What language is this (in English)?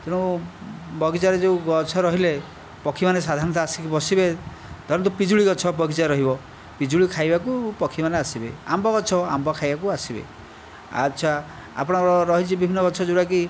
Odia